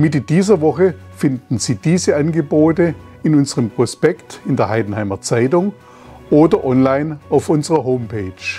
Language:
German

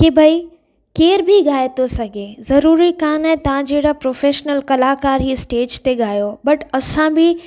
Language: Sindhi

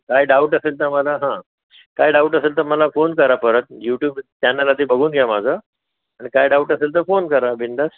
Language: Marathi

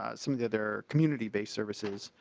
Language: English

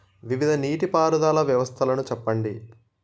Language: Telugu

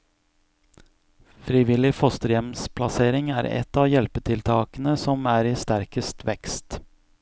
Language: Norwegian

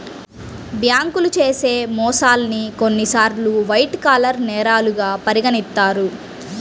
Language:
Telugu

